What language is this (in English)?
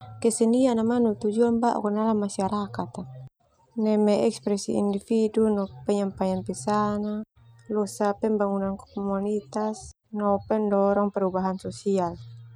Termanu